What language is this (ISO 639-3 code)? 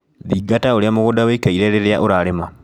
kik